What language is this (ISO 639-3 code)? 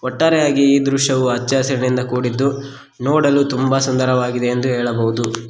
kan